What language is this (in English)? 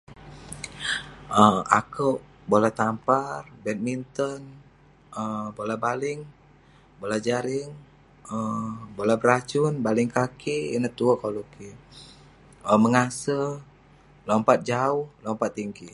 Western Penan